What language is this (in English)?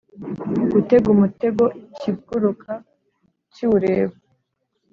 Kinyarwanda